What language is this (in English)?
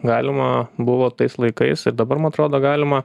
Lithuanian